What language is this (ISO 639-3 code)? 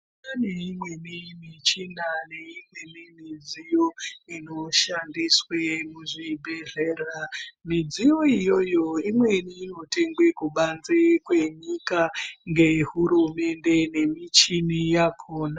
ndc